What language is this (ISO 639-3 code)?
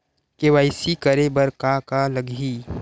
hne